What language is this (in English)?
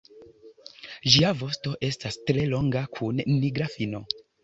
Esperanto